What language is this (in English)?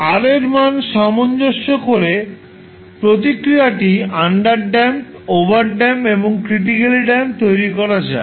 Bangla